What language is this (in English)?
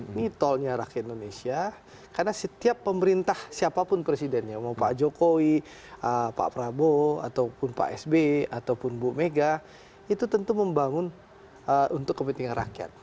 Indonesian